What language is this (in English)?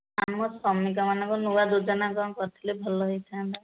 Odia